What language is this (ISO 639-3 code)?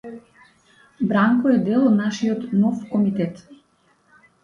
mkd